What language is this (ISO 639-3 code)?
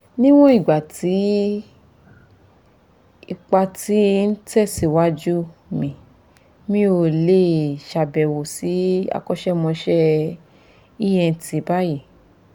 yor